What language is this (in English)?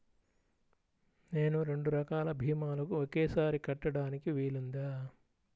Telugu